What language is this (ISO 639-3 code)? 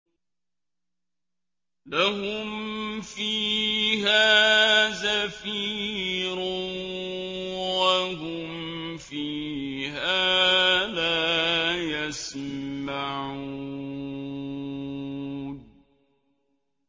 ara